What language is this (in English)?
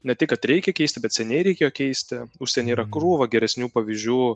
Lithuanian